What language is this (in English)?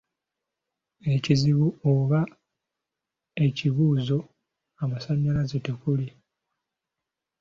Ganda